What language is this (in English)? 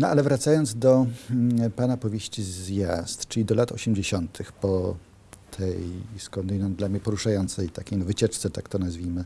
Polish